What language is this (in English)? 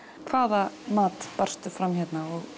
Icelandic